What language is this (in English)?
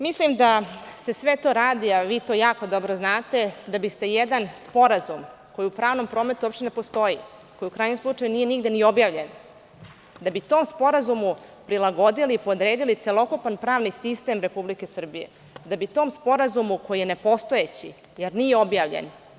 Serbian